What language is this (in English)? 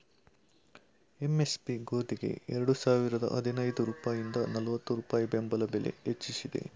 Kannada